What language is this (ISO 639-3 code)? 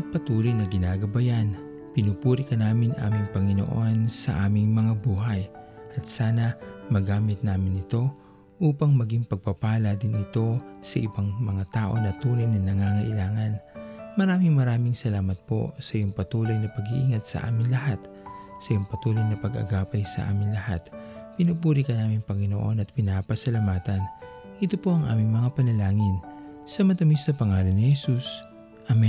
fil